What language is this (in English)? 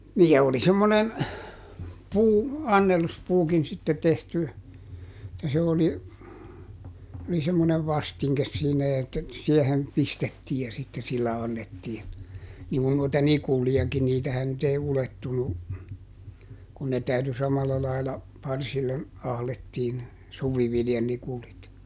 Finnish